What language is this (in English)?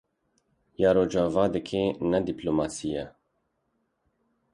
Kurdish